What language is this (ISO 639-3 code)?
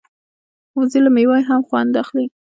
pus